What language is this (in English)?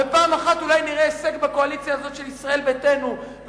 Hebrew